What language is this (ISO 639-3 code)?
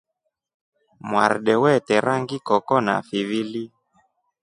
rof